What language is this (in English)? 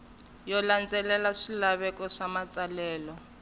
Tsonga